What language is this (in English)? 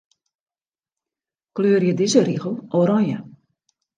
Western Frisian